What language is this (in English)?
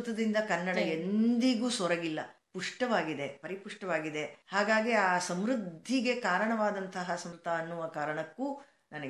Kannada